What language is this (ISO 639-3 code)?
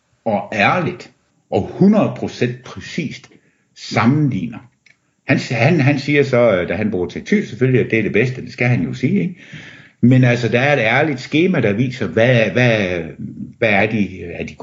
dan